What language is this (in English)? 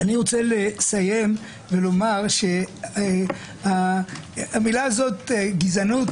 Hebrew